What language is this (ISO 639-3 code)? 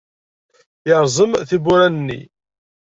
kab